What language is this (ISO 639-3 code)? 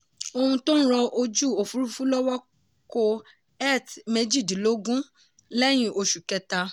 yor